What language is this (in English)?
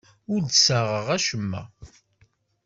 Kabyle